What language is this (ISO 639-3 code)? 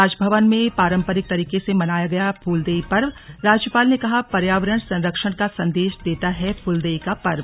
hin